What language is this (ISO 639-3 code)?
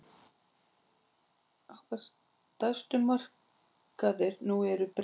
isl